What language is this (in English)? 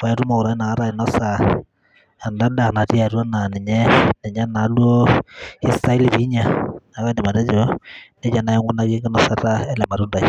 Masai